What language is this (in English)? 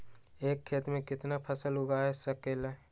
Magahi